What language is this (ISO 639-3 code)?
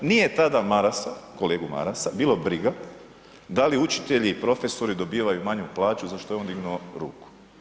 hrv